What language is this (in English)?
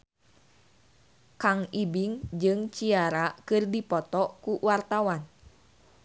Sundanese